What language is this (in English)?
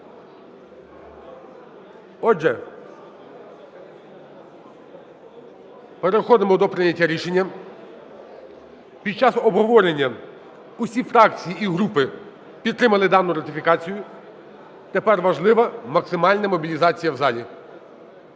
Ukrainian